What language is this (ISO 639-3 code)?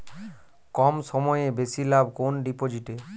ben